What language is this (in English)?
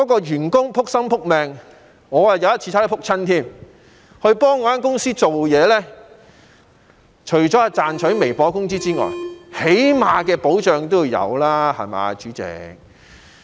Cantonese